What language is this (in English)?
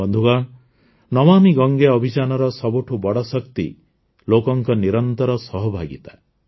Odia